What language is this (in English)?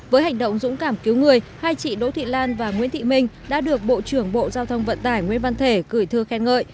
Vietnamese